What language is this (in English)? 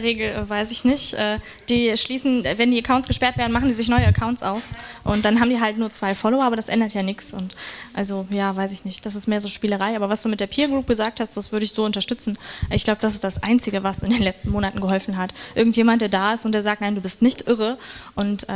German